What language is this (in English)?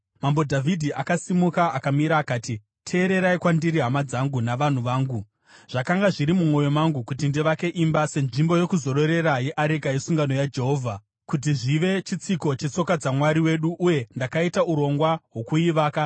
Shona